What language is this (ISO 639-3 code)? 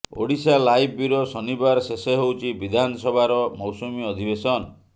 ori